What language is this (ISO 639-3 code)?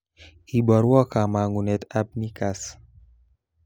kln